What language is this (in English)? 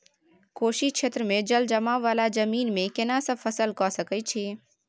Maithili